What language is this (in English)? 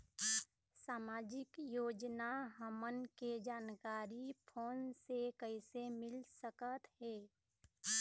Chhattisgarhi